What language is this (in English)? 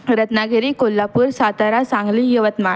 Marathi